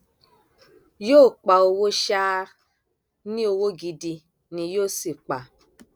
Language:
Yoruba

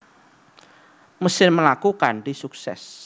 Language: Javanese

